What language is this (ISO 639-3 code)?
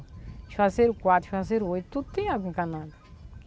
por